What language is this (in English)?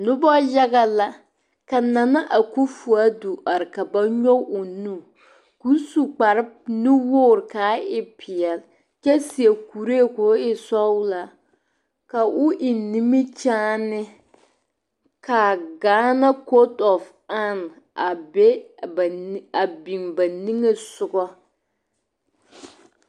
Southern Dagaare